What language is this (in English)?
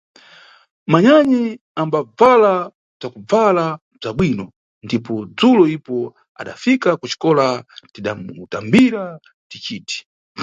Nyungwe